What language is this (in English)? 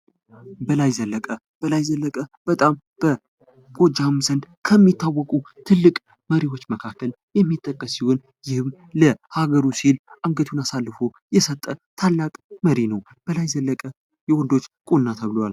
Amharic